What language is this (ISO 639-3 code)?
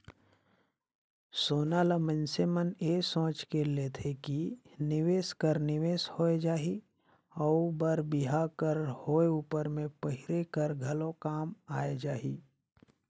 hne